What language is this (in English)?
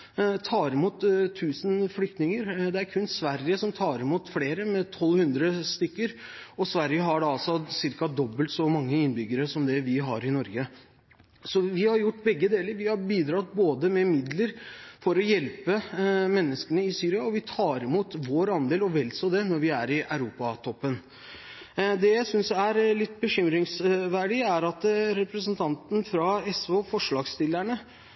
Norwegian Bokmål